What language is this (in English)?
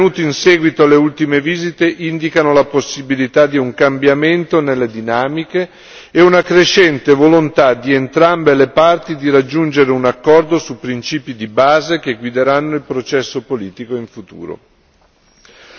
Italian